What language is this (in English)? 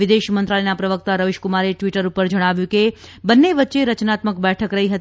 Gujarati